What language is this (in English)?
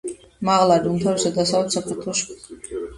Georgian